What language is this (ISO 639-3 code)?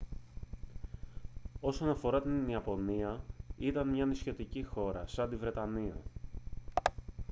ell